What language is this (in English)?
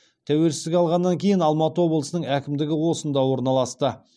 Kazakh